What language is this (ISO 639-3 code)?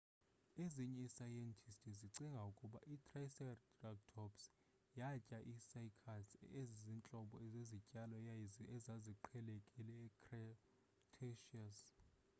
xho